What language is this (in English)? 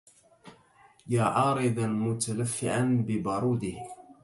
Arabic